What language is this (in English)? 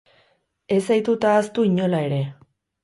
Basque